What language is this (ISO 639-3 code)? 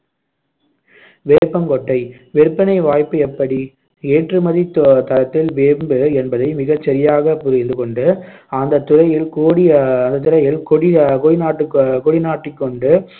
tam